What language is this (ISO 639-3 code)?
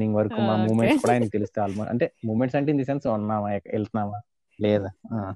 tel